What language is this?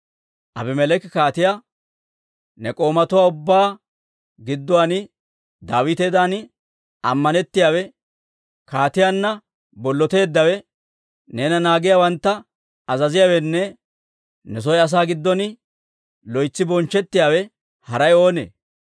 Dawro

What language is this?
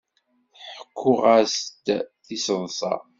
Kabyle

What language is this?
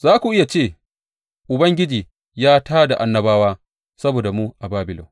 Hausa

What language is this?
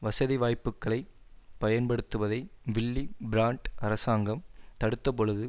Tamil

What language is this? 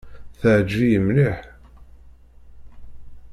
Kabyle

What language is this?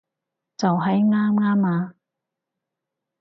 Cantonese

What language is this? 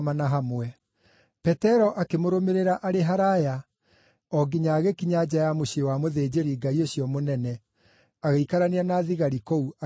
Kikuyu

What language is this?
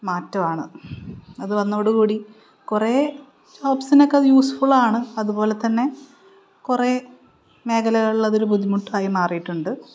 Malayalam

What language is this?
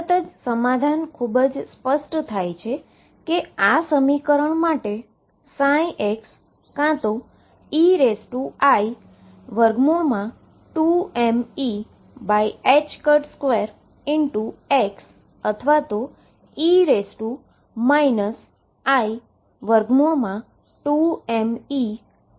Gujarati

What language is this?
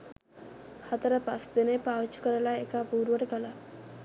Sinhala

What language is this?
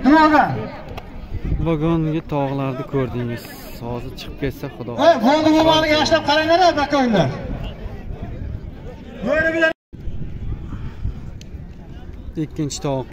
Turkish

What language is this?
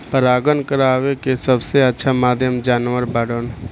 Bhojpuri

